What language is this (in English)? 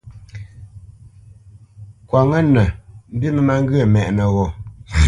Bamenyam